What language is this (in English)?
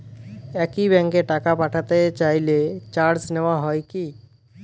Bangla